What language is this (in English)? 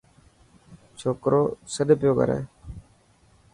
Dhatki